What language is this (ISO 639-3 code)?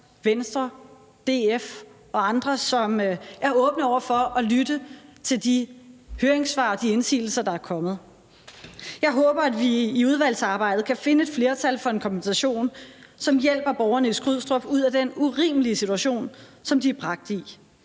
dan